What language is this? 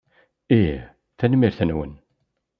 Kabyle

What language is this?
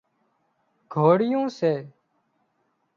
Wadiyara Koli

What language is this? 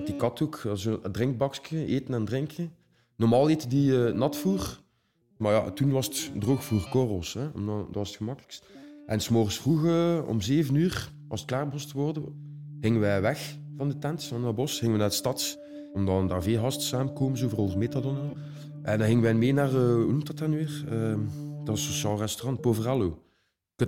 Dutch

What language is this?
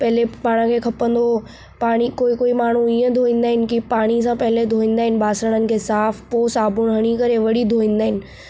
Sindhi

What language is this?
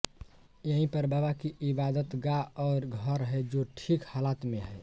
Hindi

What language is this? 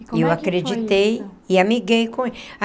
Portuguese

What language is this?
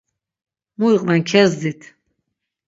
Laz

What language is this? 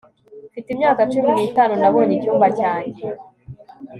Kinyarwanda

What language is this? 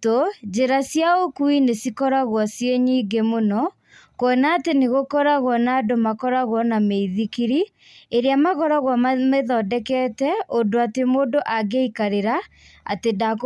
Kikuyu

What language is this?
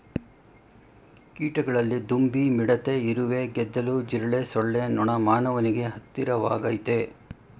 Kannada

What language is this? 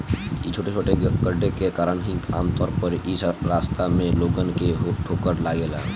Bhojpuri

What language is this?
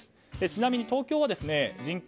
Japanese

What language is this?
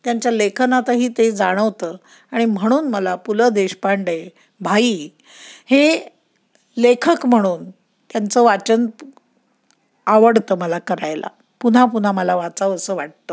Marathi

